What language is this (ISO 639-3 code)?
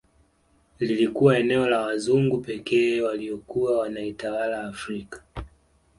swa